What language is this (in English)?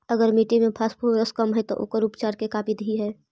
Magahi